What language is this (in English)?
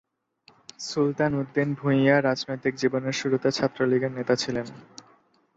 Bangla